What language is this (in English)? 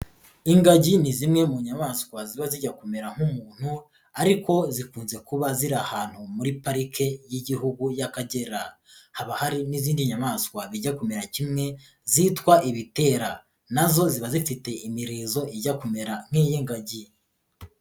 Kinyarwanda